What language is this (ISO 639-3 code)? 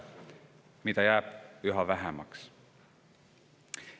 est